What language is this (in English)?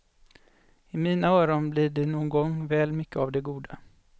Swedish